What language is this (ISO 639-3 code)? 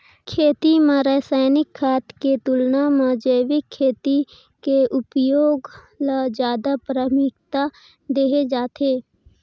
hne